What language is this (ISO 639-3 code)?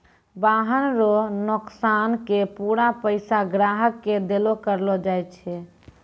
mai